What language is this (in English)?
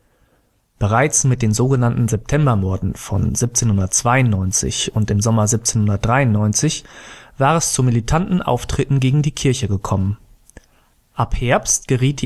German